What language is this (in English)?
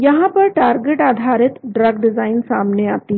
Hindi